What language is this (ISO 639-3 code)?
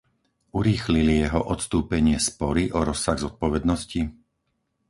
slk